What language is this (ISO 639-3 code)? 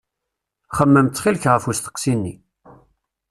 kab